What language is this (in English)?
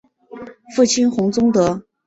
Chinese